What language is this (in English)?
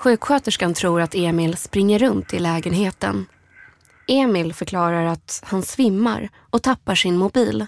Swedish